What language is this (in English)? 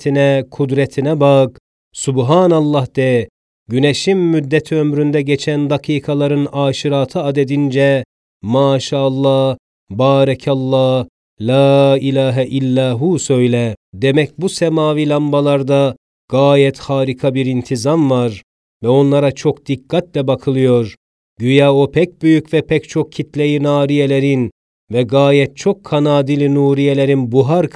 Turkish